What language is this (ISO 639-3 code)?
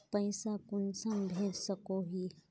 mag